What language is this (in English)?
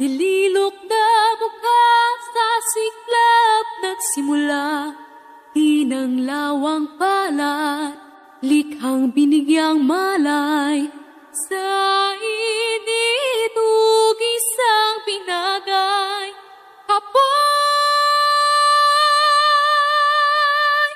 Filipino